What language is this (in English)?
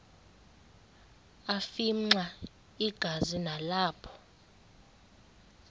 Xhosa